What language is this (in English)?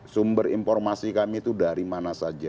Indonesian